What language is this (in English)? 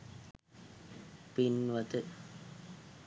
Sinhala